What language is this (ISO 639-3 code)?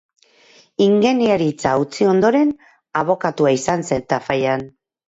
eus